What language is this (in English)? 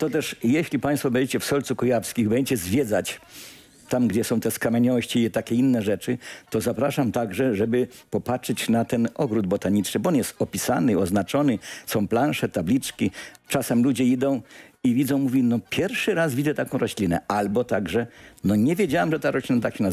Polish